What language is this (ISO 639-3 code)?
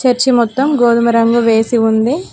tel